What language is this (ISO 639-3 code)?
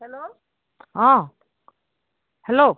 asm